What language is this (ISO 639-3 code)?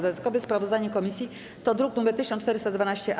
pol